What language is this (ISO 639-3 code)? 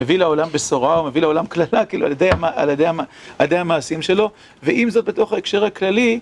heb